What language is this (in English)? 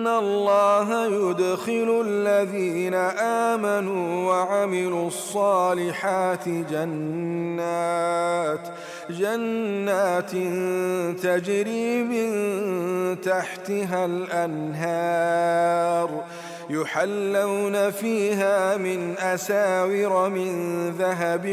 Arabic